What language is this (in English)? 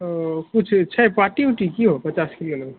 Maithili